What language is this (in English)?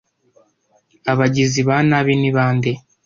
Kinyarwanda